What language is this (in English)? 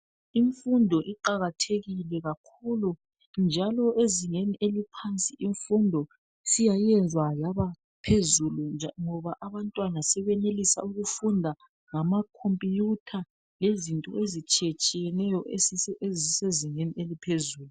North Ndebele